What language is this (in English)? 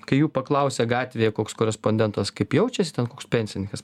Lithuanian